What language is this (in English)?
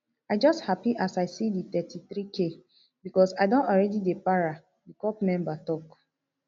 Nigerian Pidgin